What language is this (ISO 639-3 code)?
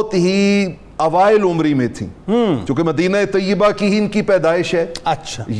urd